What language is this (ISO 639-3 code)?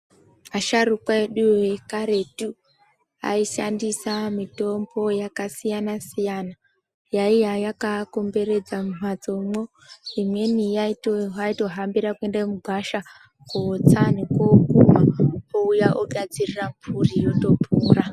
ndc